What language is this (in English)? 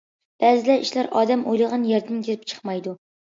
Uyghur